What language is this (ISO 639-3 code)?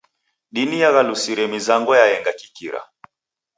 dav